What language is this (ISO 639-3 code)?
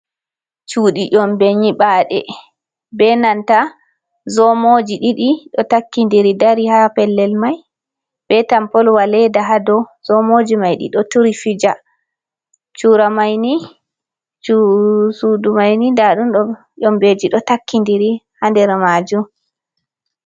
ful